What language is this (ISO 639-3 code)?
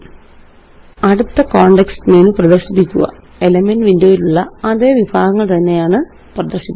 mal